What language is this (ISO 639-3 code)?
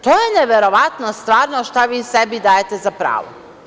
srp